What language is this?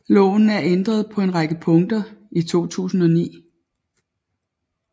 Danish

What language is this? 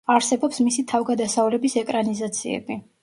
Georgian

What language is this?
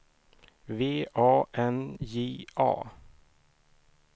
Swedish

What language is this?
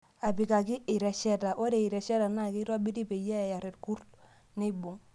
Masai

